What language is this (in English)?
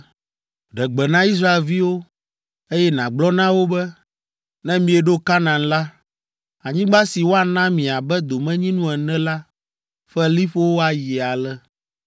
Ewe